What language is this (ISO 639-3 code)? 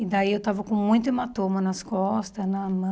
por